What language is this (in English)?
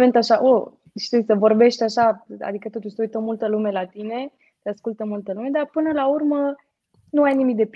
Romanian